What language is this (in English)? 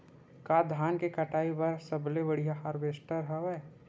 Chhattisgarhi